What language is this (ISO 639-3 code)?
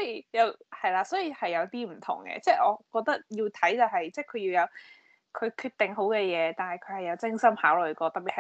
zho